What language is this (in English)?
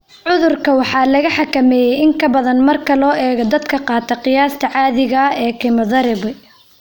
Somali